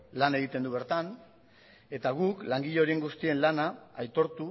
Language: Basque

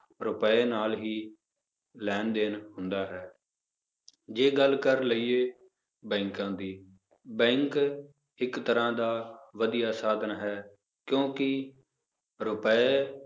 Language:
Punjabi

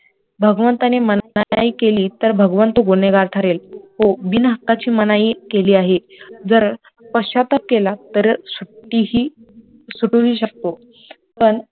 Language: Marathi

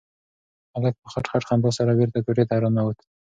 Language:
Pashto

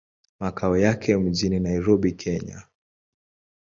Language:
Swahili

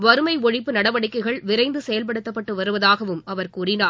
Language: Tamil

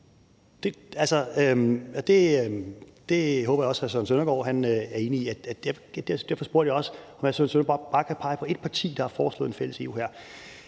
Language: Danish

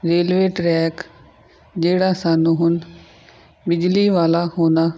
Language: Punjabi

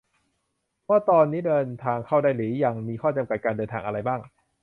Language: Thai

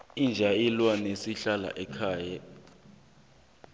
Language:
South Ndebele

